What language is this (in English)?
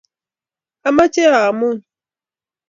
Kalenjin